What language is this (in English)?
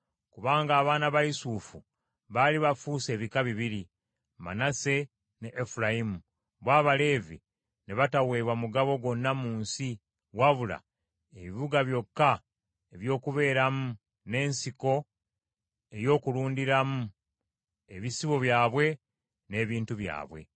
Ganda